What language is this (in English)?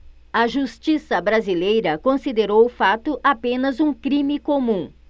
Portuguese